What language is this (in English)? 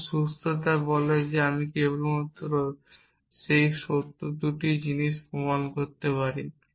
Bangla